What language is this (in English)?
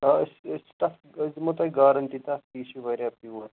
Kashmiri